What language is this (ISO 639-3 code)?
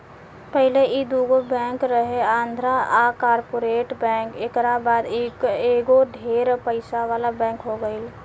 bho